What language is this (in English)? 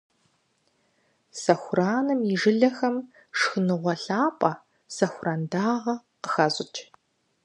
Kabardian